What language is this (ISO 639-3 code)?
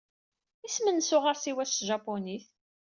kab